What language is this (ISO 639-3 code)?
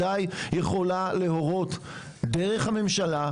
heb